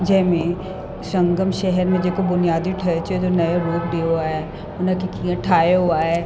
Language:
Sindhi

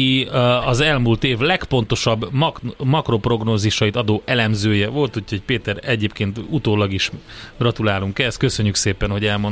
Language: Hungarian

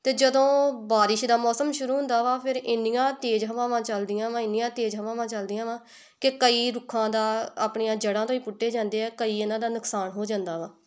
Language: Punjabi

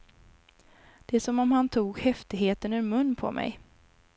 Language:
Swedish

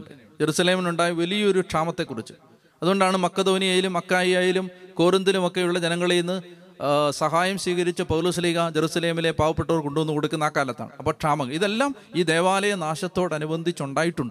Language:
Malayalam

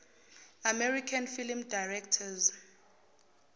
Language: Zulu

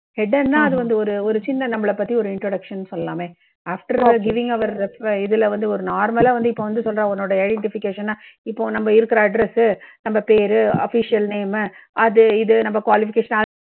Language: Tamil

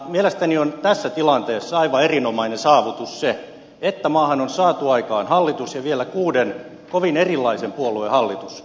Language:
Finnish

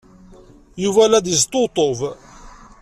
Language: Kabyle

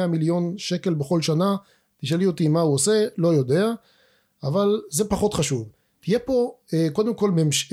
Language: Hebrew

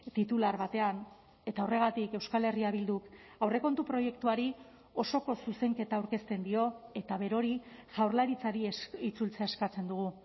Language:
Basque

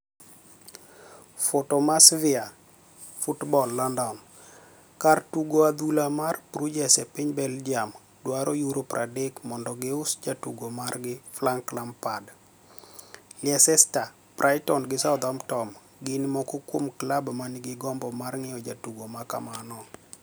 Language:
Luo (Kenya and Tanzania)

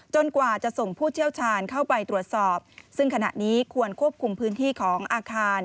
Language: Thai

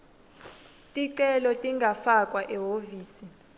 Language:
Swati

